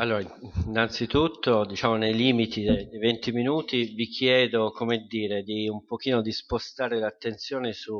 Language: Italian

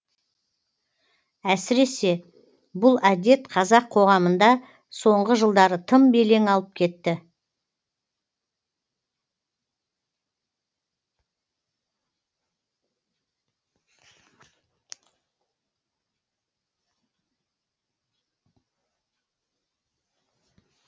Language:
Kazakh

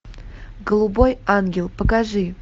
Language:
Russian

